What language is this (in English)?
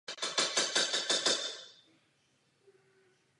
Czech